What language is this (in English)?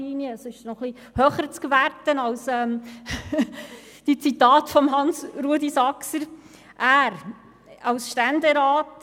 Swiss German